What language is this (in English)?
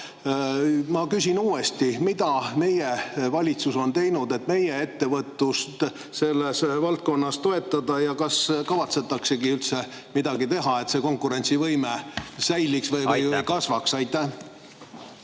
Estonian